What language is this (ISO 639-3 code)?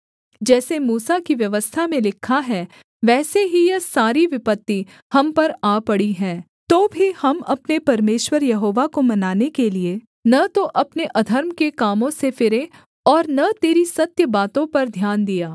hin